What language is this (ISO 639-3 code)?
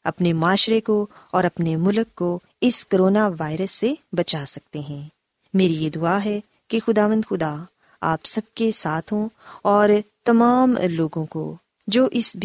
urd